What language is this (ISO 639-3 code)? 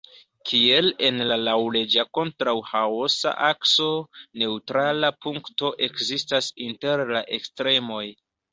epo